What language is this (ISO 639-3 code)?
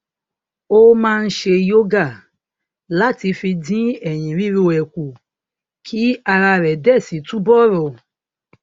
yor